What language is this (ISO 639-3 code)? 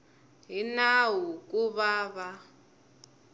tso